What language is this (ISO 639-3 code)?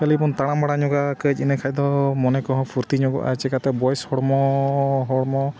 sat